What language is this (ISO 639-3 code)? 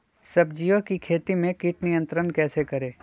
mag